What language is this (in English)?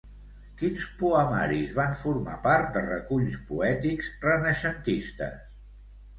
Catalan